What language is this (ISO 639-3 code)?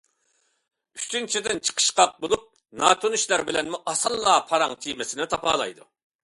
uig